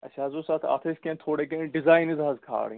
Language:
Kashmiri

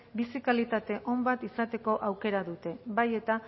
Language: Basque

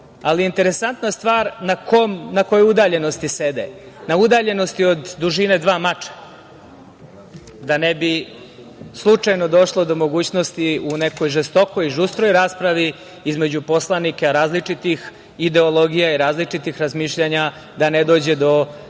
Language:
Serbian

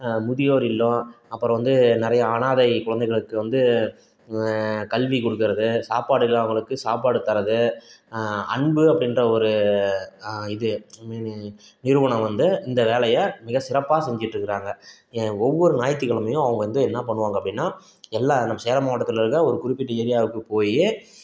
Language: Tamil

